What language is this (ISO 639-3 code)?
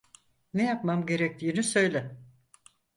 tur